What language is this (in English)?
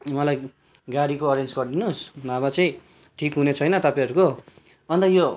Nepali